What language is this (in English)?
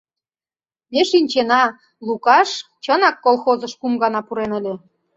Mari